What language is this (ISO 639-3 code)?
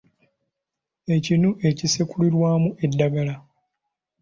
lug